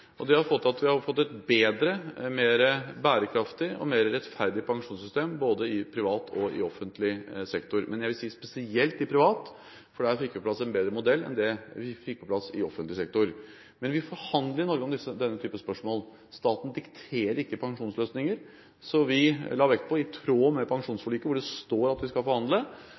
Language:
Norwegian Bokmål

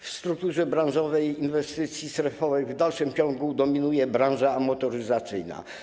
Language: Polish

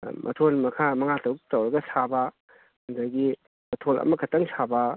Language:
Manipuri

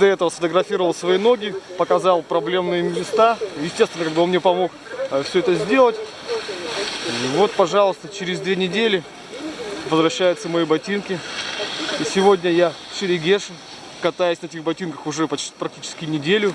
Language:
Russian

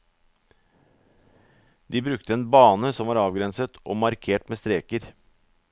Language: Norwegian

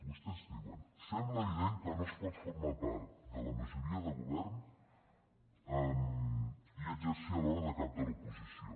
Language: Catalan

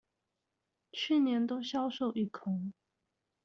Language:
Chinese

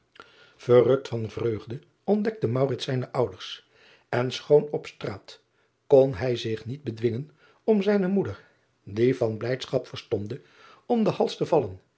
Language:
Dutch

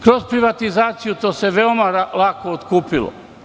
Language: Serbian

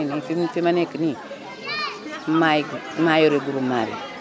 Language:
Wolof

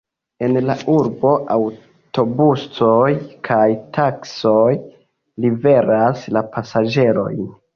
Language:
Esperanto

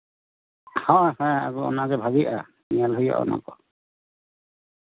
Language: Santali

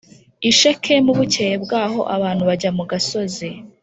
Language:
Kinyarwanda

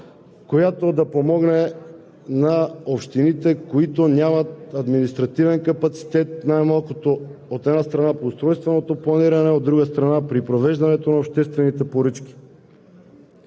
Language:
Bulgarian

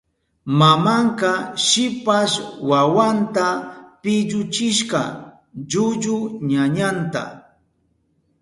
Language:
Southern Pastaza Quechua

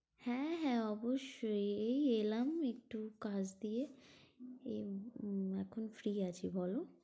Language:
Bangla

